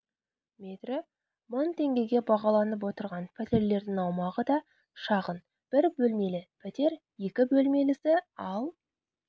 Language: Kazakh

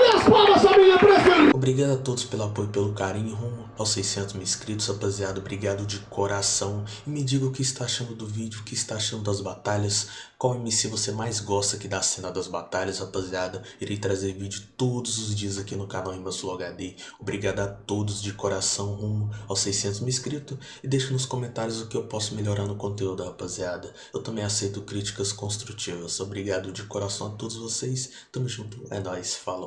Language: Portuguese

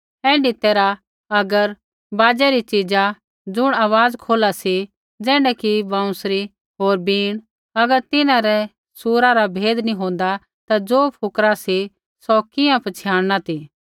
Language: Kullu Pahari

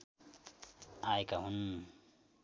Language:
Nepali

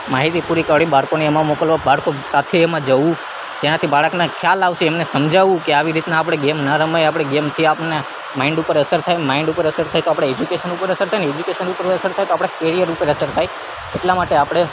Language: Gujarati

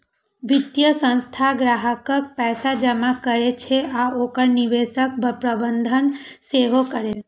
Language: Maithili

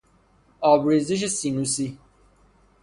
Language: Persian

